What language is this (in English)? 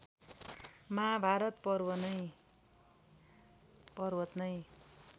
Nepali